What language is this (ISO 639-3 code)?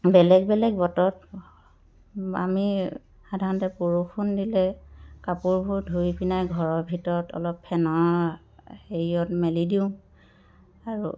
asm